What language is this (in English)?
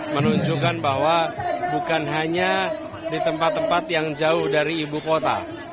Indonesian